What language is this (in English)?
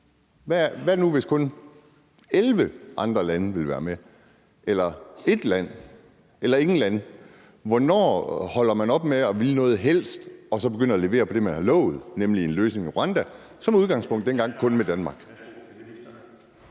Danish